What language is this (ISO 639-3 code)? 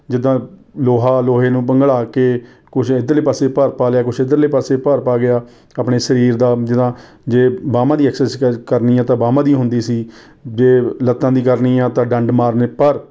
pan